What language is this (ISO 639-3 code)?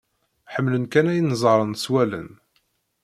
kab